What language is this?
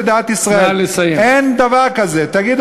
Hebrew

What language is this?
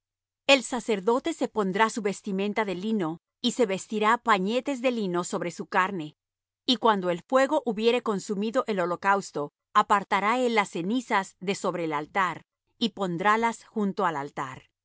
Spanish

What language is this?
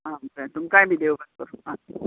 Konkani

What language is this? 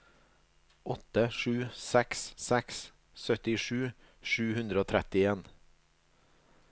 Norwegian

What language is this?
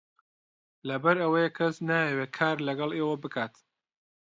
Central Kurdish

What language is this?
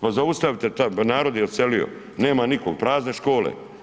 Croatian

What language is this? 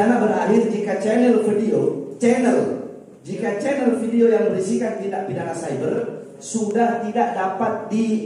Indonesian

